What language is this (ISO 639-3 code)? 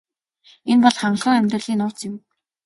mon